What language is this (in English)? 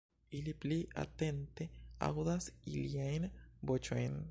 Esperanto